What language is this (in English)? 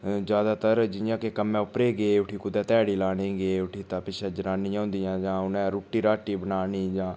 Dogri